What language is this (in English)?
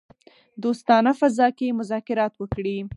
Pashto